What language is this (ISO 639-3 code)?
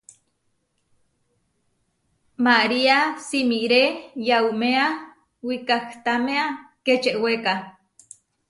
var